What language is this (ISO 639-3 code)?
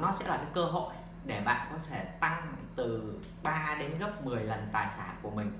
vie